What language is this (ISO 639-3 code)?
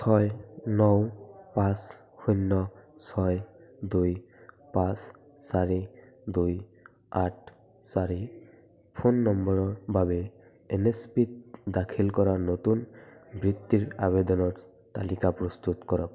asm